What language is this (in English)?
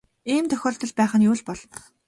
Mongolian